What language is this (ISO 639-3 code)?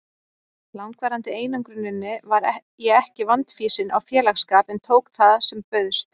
isl